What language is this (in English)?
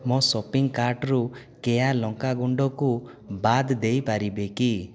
Odia